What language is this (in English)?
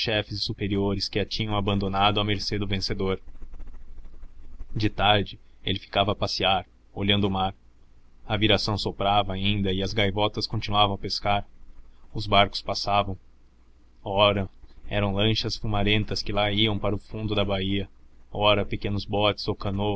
Portuguese